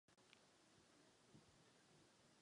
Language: Czech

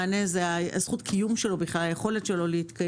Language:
Hebrew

